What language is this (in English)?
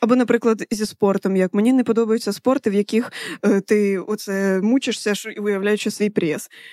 Ukrainian